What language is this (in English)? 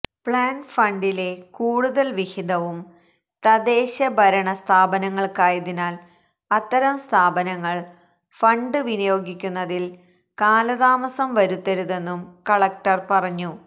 Malayalam